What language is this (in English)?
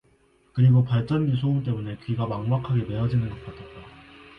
Korean